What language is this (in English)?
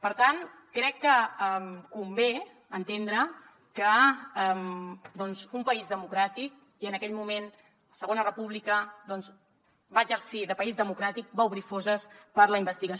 Catalan